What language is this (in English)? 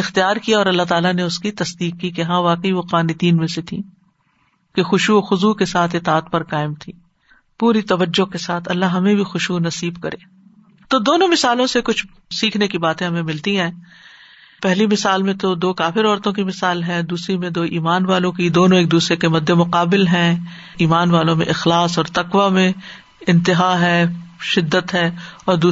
Urdu